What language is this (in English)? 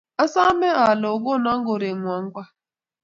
Kalenjin